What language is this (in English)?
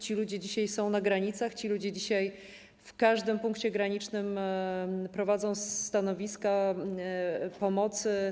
Polish